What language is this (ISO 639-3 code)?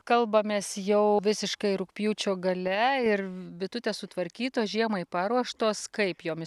lit